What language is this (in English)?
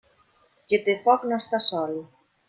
Catalan